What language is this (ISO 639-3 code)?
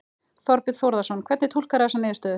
isl